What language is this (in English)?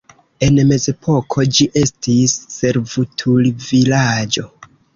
Esperanto